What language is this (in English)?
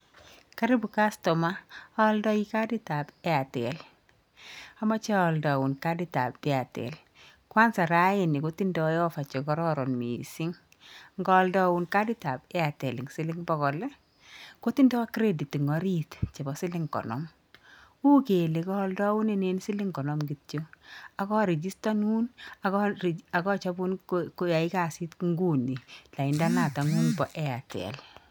Kalenjin